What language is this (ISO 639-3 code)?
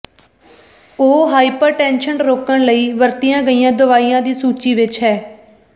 pan